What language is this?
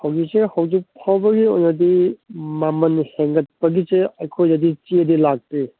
Manipuri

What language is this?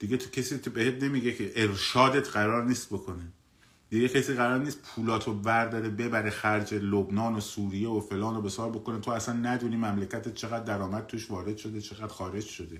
Persian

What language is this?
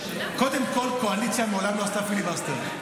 Hebrew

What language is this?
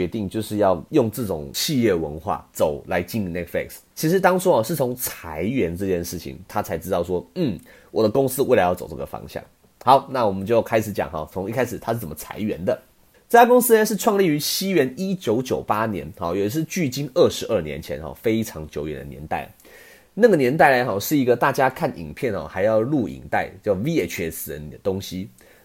Chinese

